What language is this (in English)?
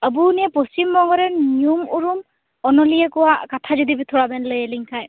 Santali